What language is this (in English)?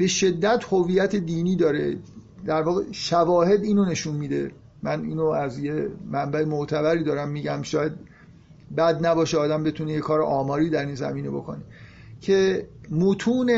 Persian